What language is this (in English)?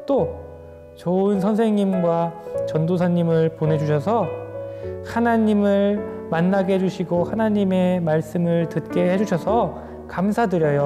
Korean